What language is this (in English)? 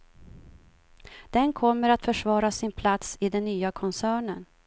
Swedish